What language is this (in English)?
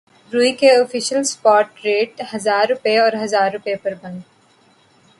Urdu